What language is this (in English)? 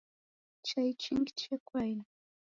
Taita